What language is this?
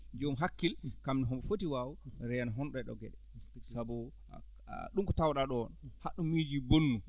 Fula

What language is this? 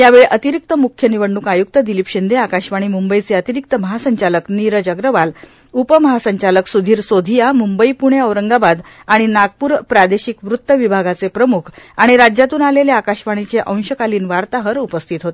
Marathi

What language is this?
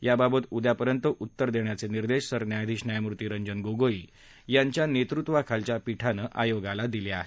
Marathi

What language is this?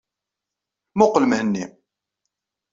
Kabyle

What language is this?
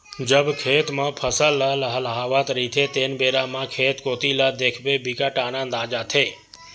Chhattisgarhi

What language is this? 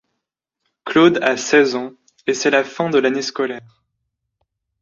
French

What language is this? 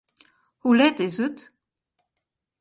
Western Frisian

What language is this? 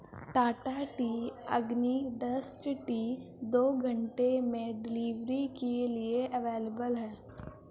Urdu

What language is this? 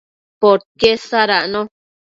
Matsés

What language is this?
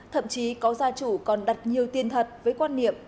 Vietnamese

